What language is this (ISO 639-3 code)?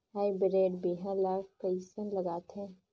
hne